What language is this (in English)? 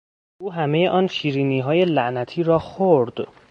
Persian